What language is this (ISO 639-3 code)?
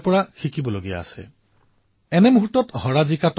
asm